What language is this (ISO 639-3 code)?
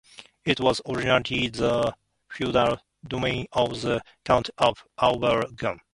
eng